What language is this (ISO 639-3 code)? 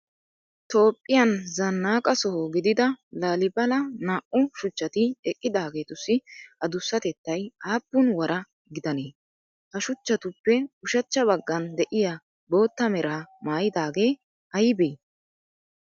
wal